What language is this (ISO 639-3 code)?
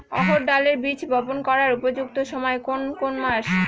ben